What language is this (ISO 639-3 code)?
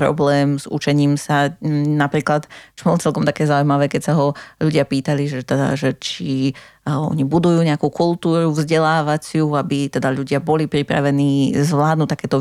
slk